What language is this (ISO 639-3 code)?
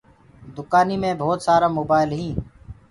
ggg